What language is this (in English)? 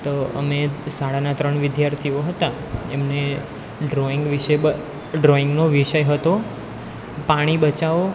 Gujarati